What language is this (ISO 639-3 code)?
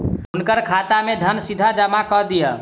mai